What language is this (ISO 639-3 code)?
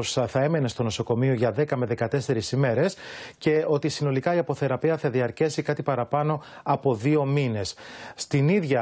ell